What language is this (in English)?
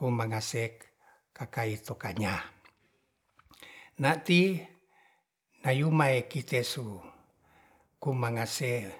Ratahan